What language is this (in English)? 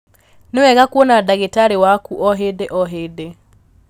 Kikuyu